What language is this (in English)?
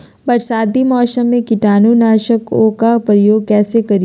Magahi